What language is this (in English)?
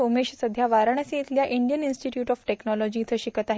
Marathi